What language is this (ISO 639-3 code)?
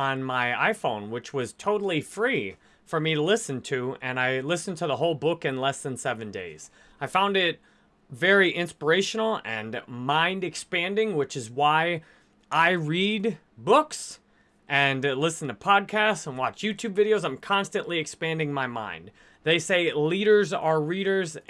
eng